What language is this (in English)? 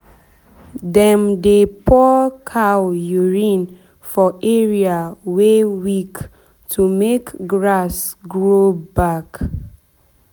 Nigerian Pidgin